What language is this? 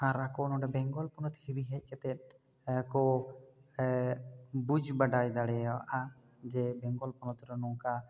Santali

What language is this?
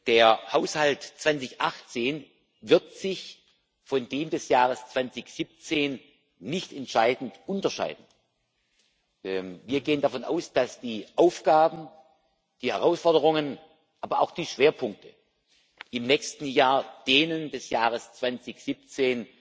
German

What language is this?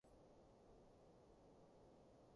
Cantonese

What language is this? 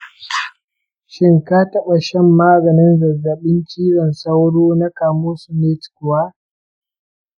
Hausa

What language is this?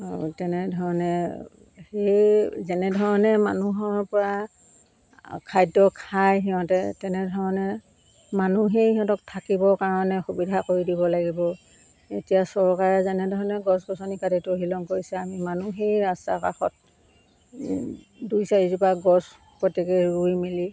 Assamese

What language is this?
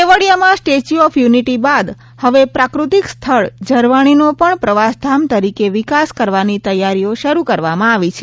Gujarati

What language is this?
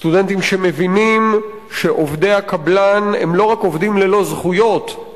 Hebrew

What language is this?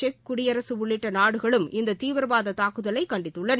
Tamil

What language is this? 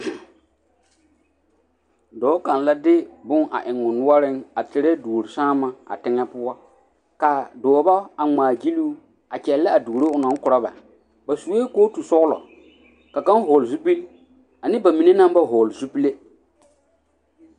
Southern Dagaare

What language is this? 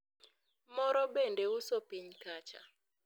Luo (Kenya and Tanzania)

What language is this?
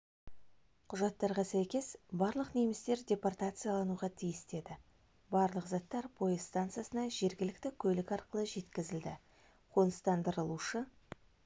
Kazakh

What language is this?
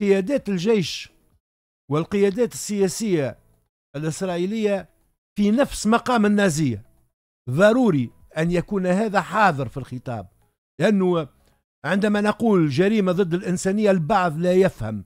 Arabic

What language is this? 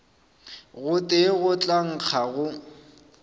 Northern Sotho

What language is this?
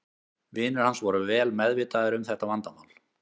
Icelandic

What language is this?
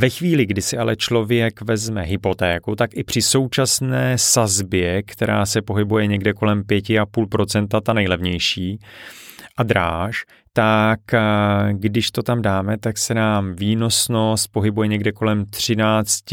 Czech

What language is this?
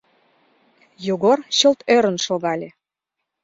Mari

